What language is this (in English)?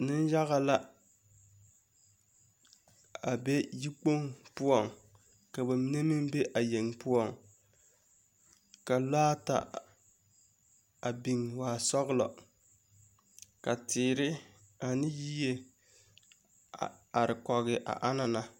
Southern Dagaare